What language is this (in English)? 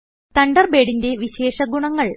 Malayalam